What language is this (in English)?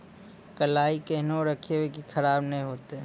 Maithili